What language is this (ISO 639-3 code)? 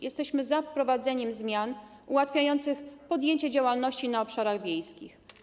pol